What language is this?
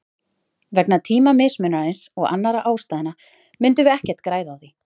Icelandic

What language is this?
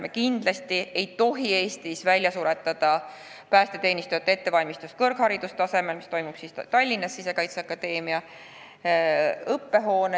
Estonian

